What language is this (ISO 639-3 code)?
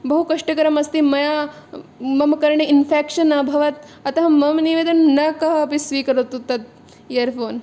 san